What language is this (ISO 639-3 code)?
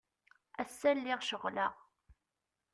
kab